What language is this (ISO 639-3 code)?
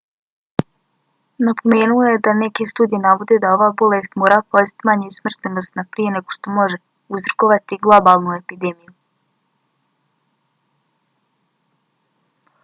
bos